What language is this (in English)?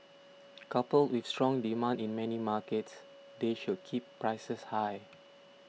English